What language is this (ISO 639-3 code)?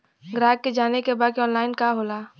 bho